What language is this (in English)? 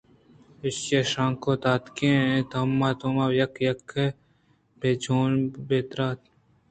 Eastern Balochi